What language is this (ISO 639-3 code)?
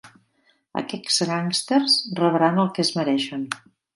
cat